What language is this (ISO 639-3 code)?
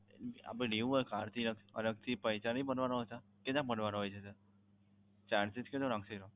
guj